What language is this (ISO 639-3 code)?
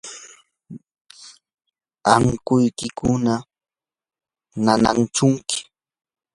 qur